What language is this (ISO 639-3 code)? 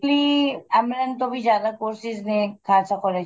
pan